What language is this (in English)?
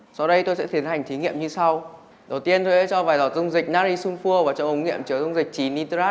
Vietnamese